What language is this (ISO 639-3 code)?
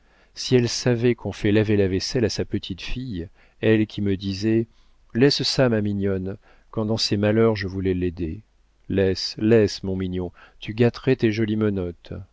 fra